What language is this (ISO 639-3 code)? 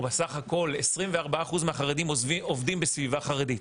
heb